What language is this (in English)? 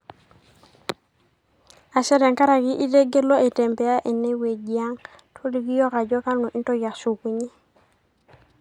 Masai